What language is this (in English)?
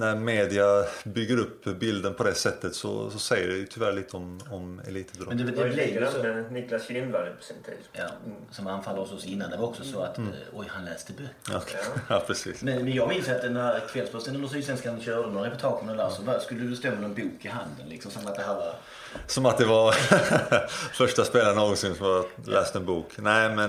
Swedish